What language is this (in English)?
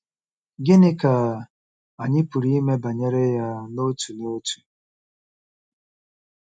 Igbo